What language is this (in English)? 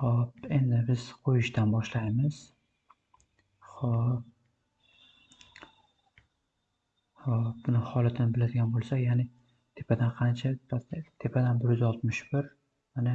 Turkish